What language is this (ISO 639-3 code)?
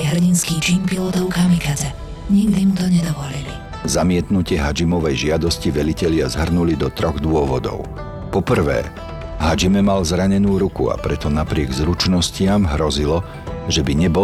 slk